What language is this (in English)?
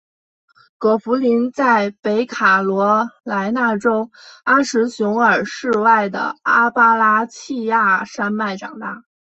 Chinese